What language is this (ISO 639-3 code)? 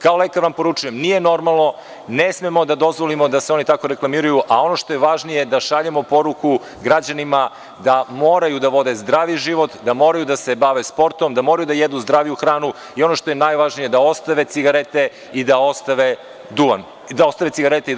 srp